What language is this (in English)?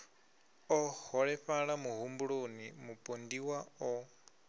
Venda